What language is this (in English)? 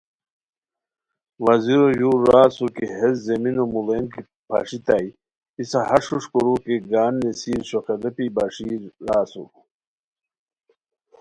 Khowar